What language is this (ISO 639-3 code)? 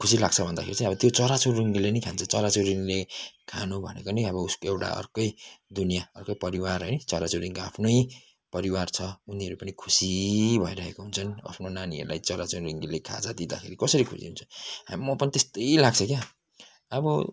nep